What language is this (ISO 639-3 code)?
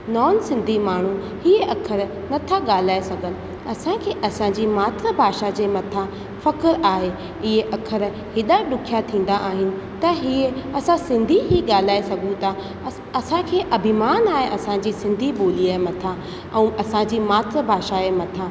snd